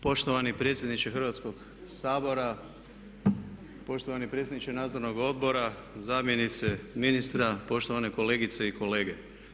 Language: Croatian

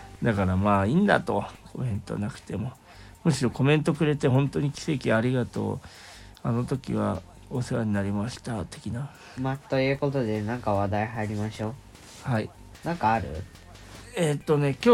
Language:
Japanese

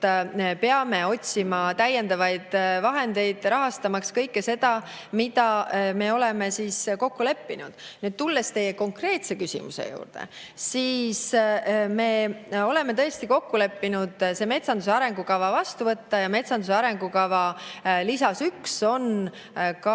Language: Estonian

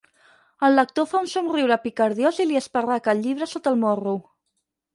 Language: Catalan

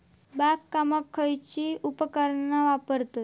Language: Marathi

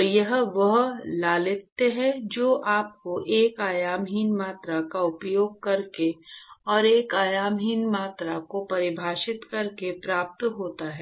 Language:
Hindi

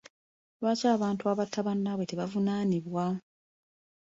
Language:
Ganda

